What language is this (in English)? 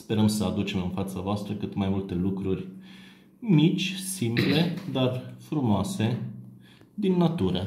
Romanian